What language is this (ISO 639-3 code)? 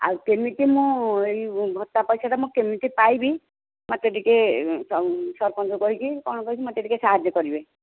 ori